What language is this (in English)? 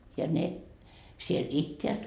Finnish